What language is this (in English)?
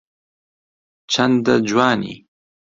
Central Kurdish